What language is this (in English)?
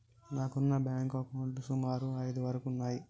Telugu